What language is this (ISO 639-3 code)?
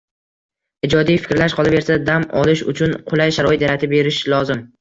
uzb